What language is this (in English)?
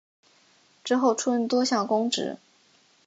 Chinese